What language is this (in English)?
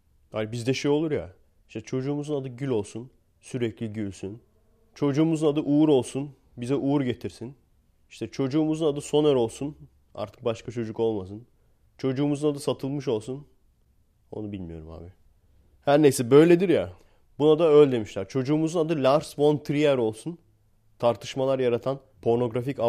Turkish